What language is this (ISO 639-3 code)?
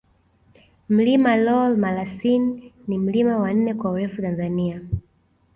swa